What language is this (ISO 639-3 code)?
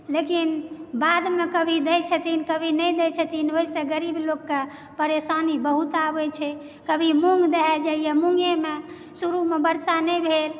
mai